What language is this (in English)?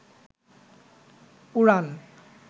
Bangla